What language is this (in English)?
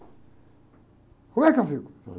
Portuguese